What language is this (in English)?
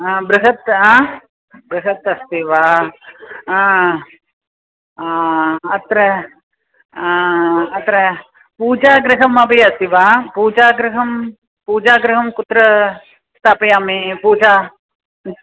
Sanskrit